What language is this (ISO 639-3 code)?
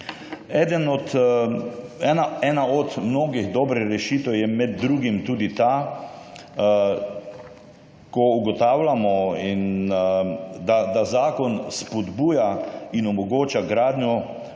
slv